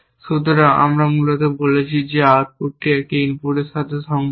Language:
Bangla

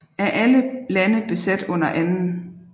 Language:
Danish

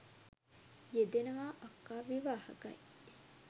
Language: Sinhala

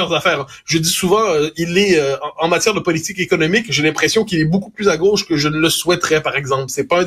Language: French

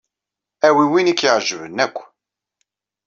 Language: Kabyle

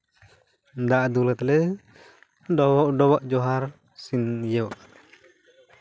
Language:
Santali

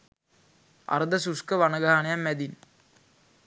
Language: Sinhala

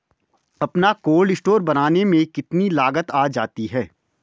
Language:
Hindi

